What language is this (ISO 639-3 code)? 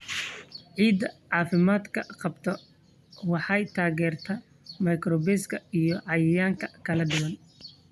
som